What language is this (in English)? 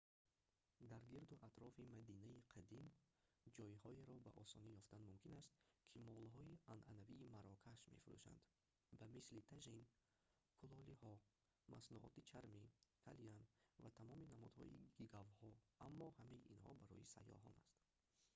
Tajik